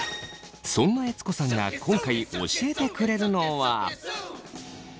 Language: Japanese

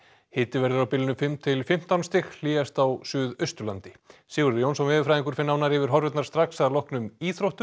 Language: Icelandic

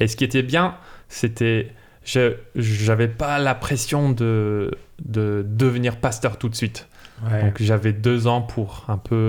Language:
French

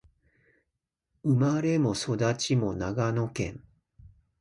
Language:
Japanese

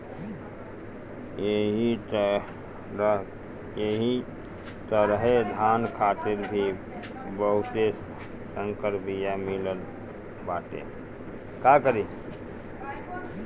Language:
Bhojpuri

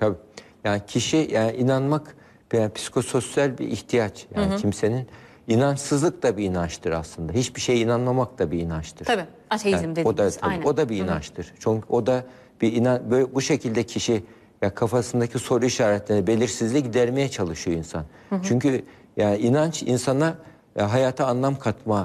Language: Turkish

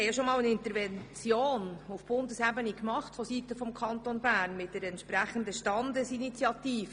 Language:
Swiss German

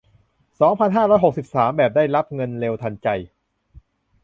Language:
Thai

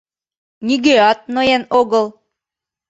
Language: Mari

